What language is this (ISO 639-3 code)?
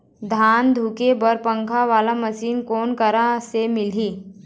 hne